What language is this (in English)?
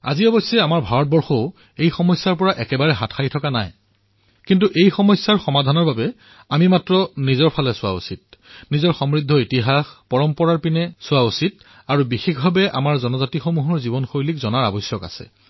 Assamese